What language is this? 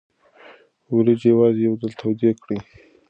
Pashto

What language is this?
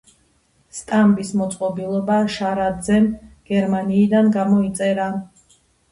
Georgian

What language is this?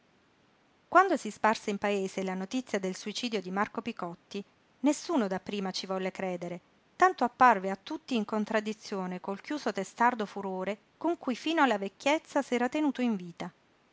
Italian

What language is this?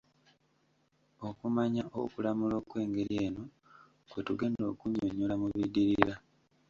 Ganda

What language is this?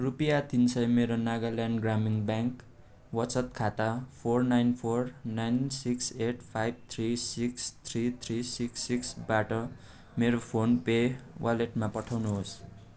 Nepali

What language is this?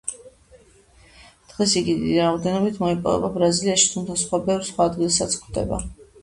Georgian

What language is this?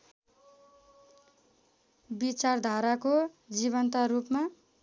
Nepali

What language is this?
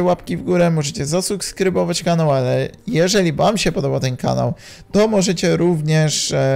Polish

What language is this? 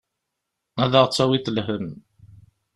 Kabyle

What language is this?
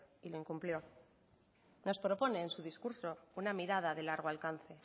Spanish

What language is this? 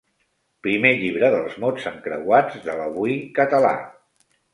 Catalan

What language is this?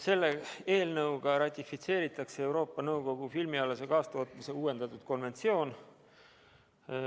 Estonian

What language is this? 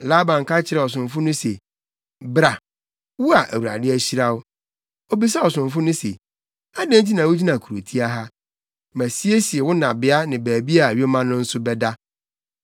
Akan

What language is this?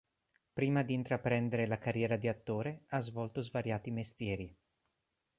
Italian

